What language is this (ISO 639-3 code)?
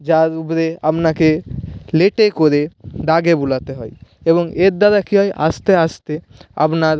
ben